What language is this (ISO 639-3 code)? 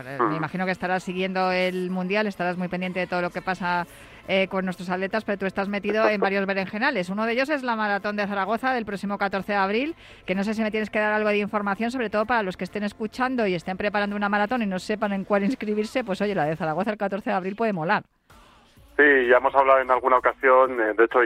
spa